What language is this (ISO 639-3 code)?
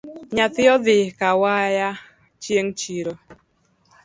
luo